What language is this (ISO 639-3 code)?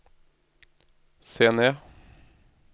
nor